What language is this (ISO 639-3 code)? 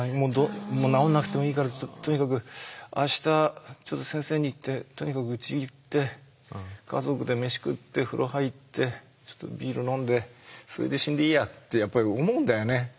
jpn